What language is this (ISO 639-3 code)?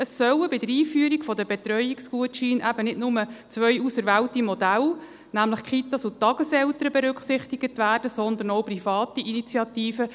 gsw